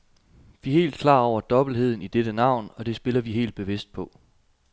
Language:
Danish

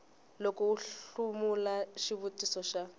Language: Tsonga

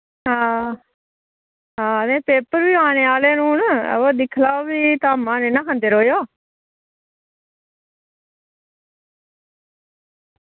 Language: Dogri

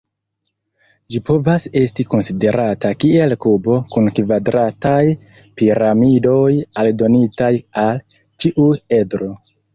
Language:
Esperanto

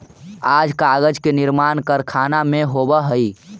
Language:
Magahi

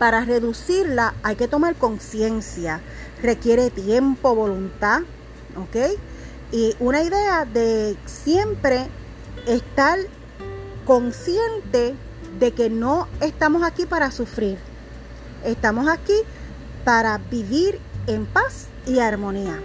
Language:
Spanish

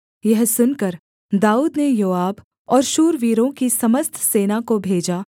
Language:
Hindi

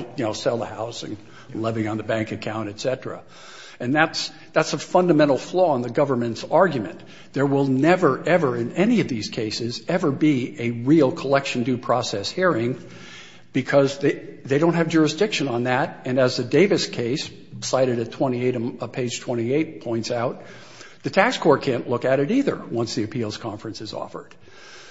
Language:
English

